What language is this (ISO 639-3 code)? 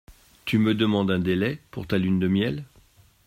fra